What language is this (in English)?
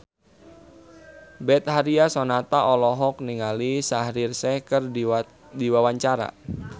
Sundanese